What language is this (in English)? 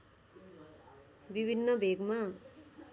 Nepali